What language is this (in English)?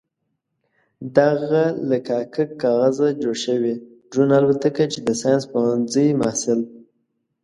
Pashto